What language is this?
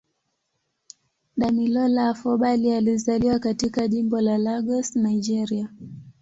Swahili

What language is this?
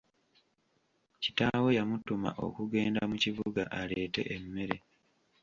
Ganda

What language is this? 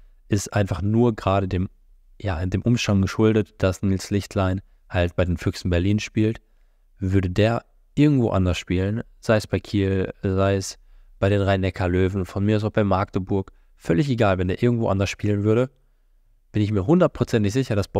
German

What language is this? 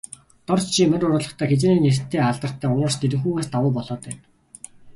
Mongolian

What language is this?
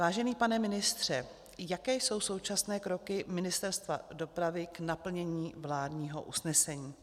Czech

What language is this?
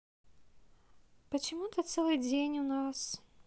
Russian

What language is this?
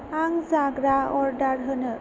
Bodo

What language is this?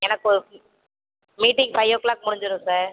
Tamil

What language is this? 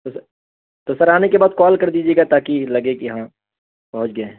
Urdu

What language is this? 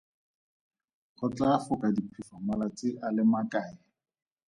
Tswana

